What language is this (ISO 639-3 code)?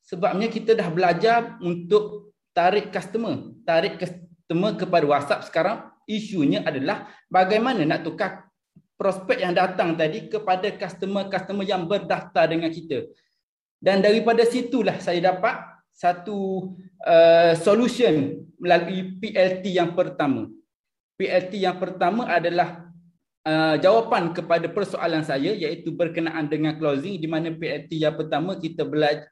msa